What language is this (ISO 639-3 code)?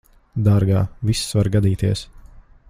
lav